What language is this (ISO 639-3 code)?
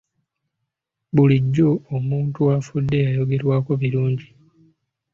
lug